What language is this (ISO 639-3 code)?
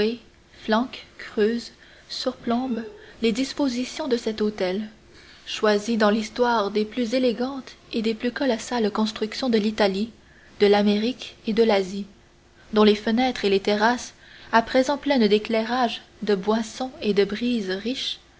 fra